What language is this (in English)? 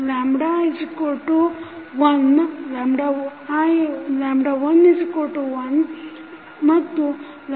Kannada